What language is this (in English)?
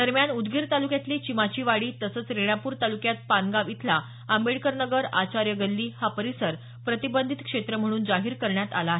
Marathi